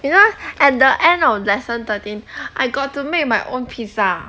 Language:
English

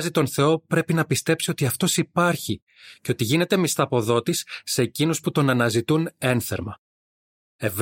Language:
Greek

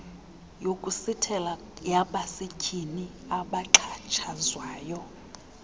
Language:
Xhosa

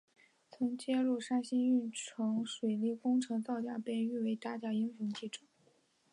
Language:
Chinese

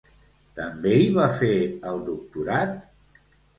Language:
Catalan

